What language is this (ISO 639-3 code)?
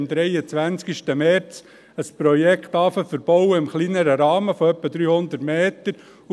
gsw